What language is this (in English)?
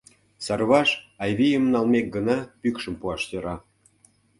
Mari